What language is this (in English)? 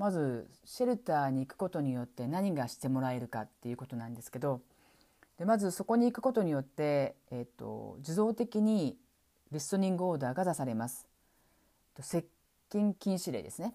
Japanese